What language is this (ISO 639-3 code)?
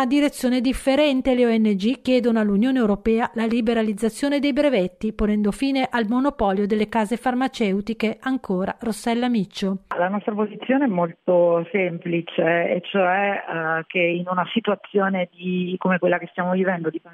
ita